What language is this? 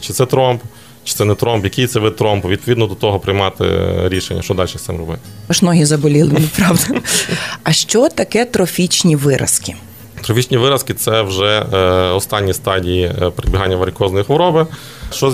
Ukrainian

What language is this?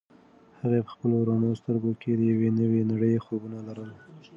Pashto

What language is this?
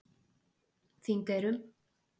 Icelandic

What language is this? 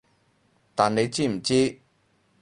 Cantonese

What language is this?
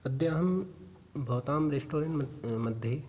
Sanskrit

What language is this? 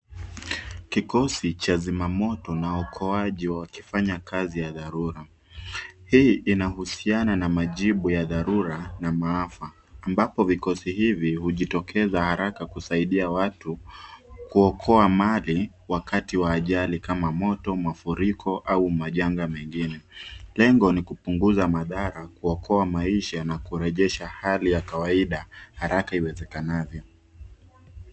Swahili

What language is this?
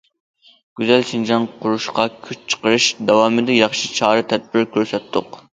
Uyghur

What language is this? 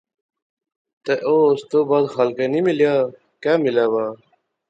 Pahari-Potwari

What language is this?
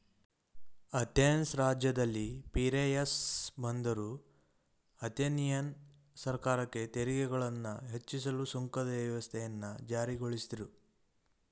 Kannada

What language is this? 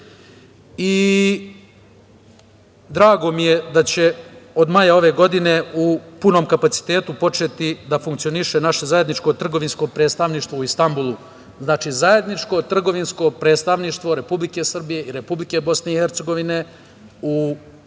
Serbian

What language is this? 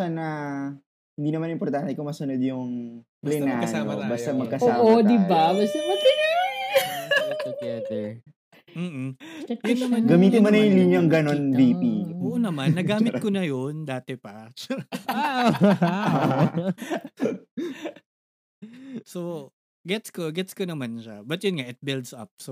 Filipino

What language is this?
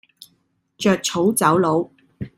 Cantonese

